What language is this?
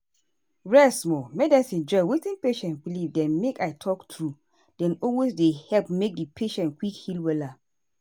Nigerian Pidgin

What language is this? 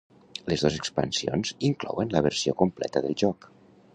Catalan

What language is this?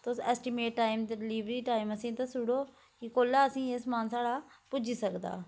Dogri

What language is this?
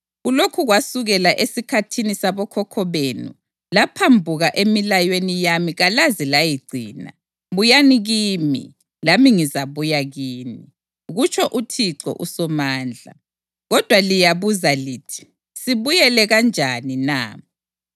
North Ndebele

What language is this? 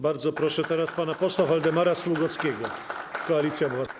Polish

